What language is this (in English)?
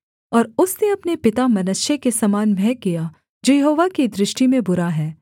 Hindi